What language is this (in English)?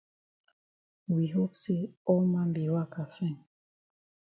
Cameroon Pidgin